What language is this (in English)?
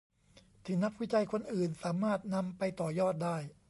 Thai